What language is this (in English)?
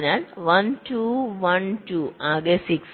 Malayalam